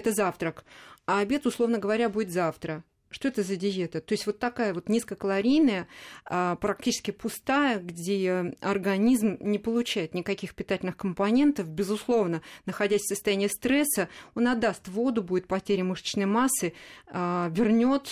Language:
Russian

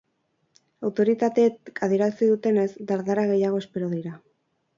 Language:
Basque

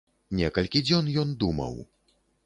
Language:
Belarusian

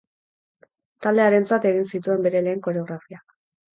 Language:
Basque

